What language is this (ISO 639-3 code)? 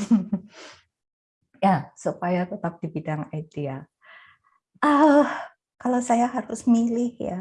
ind